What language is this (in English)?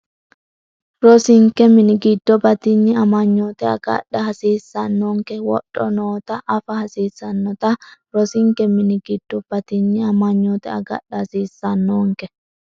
Sidamo